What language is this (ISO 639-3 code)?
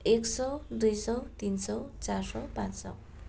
nep